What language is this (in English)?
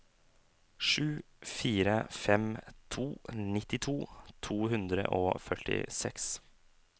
Norwegian